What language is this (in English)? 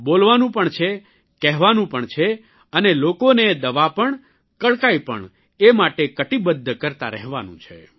Gujarati